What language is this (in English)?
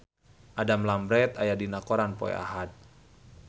Sundanese